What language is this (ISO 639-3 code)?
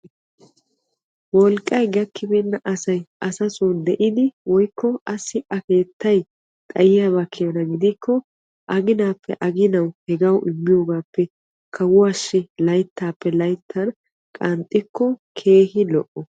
wal